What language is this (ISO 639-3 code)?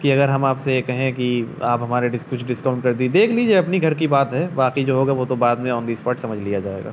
urd